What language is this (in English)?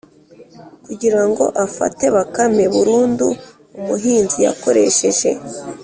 Kinyarwanda